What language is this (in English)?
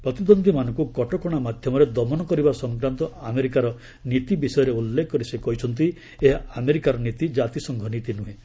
Odia